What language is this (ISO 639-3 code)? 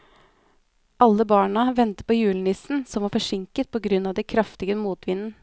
nor